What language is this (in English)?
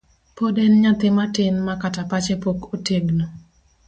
Luo (Kenya and Tanzania)